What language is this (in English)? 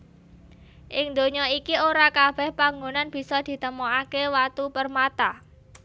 Javanese